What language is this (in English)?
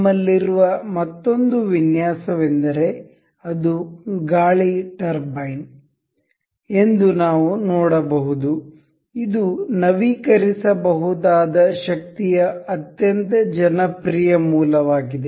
Kannada